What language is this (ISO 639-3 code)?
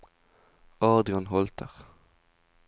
nor